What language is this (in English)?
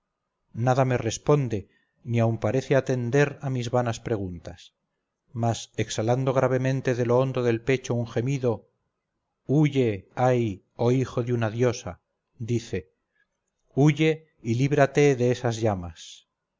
Spanish